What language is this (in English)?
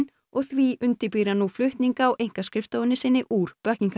Icelandic